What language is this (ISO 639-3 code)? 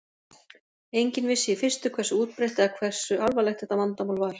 isl